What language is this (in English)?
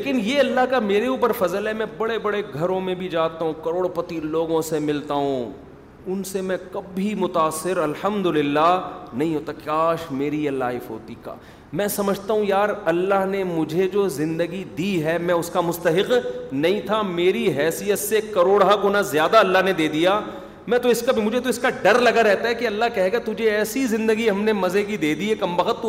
Urdu